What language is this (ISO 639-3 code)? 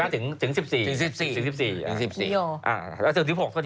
tha